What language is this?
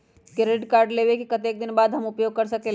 Magahi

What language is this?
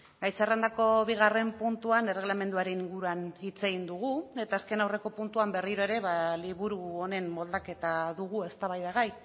Basque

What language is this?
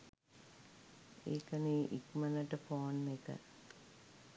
Sinhala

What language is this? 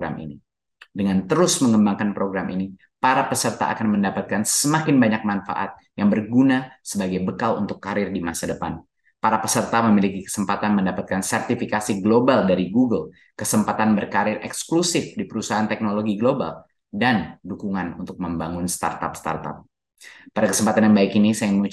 Indonesian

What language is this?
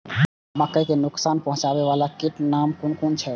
Maithili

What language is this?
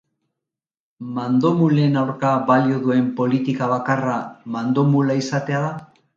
Basque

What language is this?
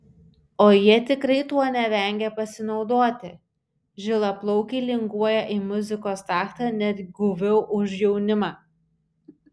Lithuanian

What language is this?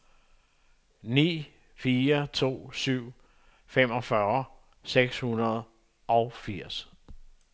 Danish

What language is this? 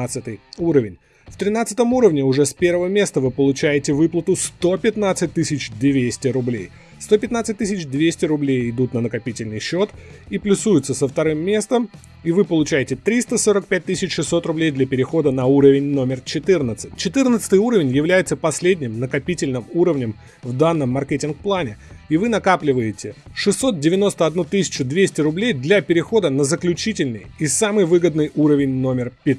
Russian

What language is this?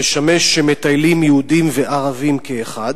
Hebrew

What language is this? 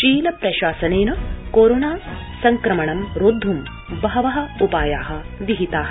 Sanskrit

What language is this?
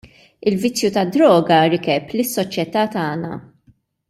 Maltese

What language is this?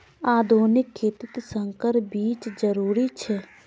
Magahi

